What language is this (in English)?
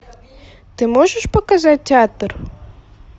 Russian